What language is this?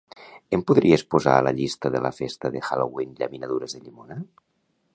Catalan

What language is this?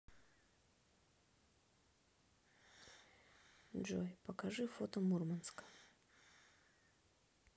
Russian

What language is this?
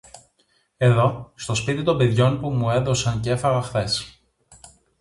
Greek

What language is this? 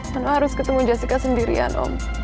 Indonesian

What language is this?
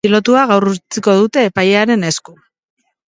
Basque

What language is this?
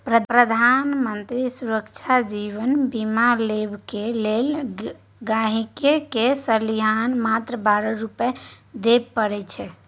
Maithili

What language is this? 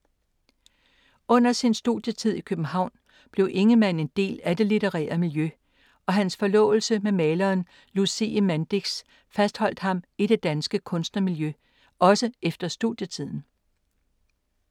Danish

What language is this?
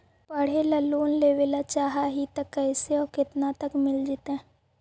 Magahi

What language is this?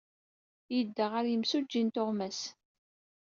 Kabyle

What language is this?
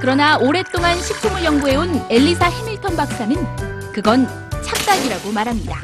Korean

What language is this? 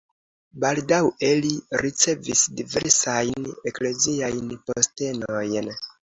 Esperanto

